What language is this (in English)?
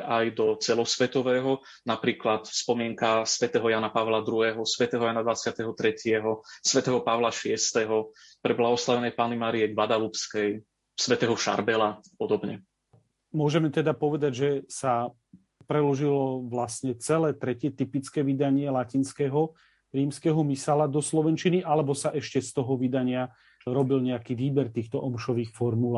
Slovak